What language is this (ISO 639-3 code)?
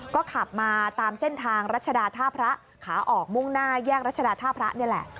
tha